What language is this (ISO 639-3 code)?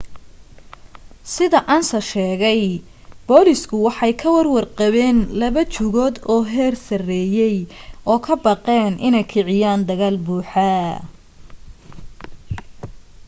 som